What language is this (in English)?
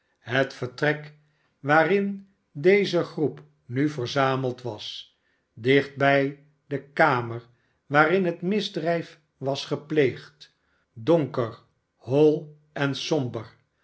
Dutch